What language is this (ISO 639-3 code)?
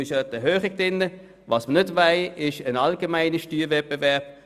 gsw